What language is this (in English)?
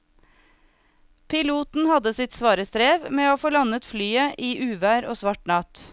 Norwegian